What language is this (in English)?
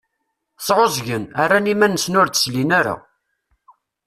Kabyle